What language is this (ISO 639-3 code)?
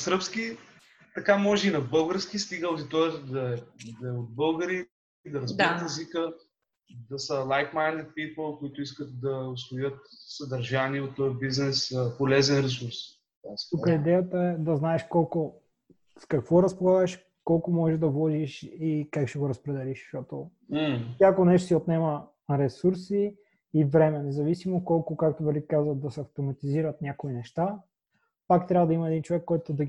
bul